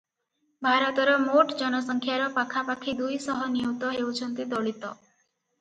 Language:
Odia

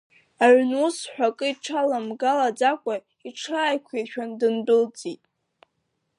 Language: Abkhazian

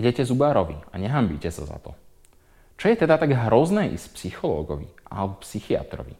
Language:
Slovak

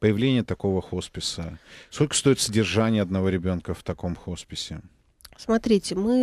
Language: Russian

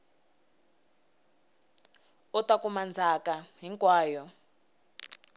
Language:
Tsonga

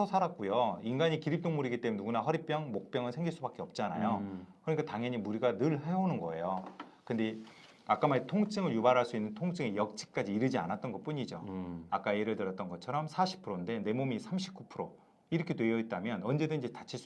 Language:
Korean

